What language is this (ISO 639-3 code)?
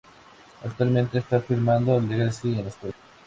spa